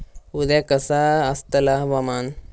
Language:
Marathi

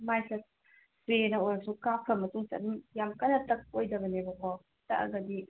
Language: Manipuri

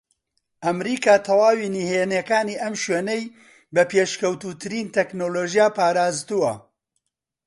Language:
Central Kurdish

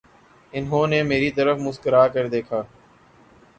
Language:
Urdu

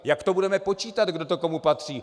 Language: Czech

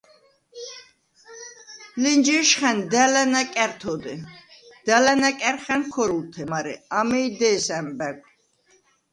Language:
Svan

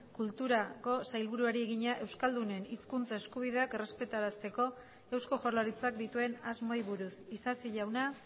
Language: Basque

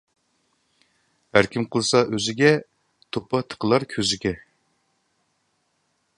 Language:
Uyghur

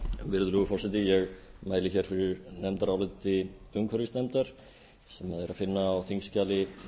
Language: Icelandic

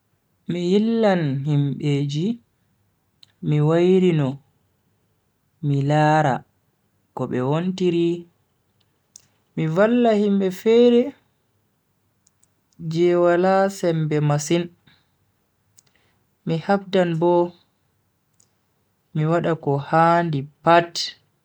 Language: Bagirmi Fulfulde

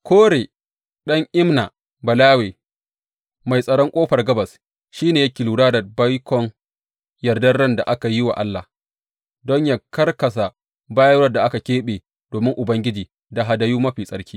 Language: Hausa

